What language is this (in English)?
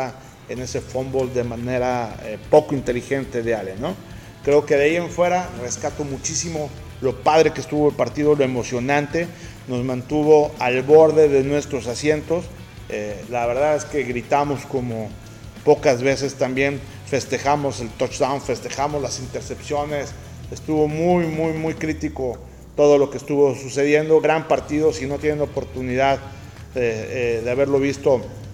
Spanish